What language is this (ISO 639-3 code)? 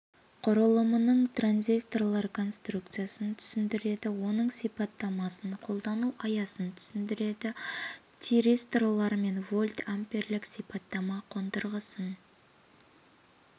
kaz